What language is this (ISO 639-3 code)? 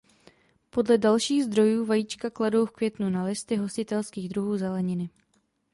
ces